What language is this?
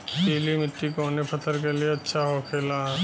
Bhojpuri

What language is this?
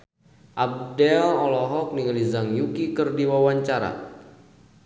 Sundanese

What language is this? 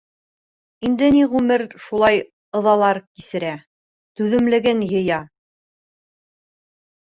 Bashkir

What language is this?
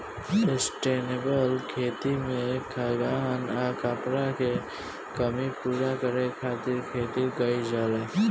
Bhojpuri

